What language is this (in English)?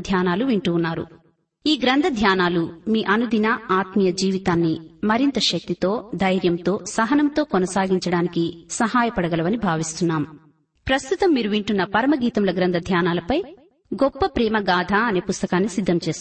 Telugu